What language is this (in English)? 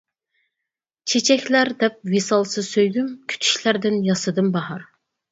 Uyghur